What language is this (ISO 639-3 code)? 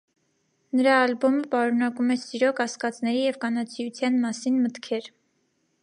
hye